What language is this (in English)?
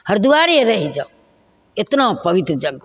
Maithili